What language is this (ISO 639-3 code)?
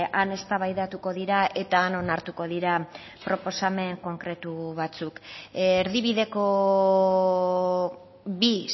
eus